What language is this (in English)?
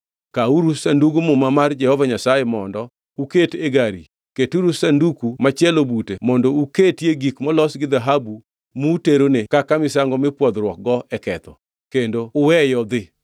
Luo (Kenya and Tanzania)